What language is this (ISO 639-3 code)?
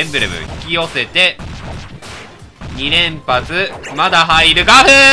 jpn